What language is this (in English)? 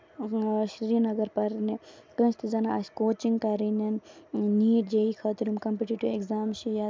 Kashmiri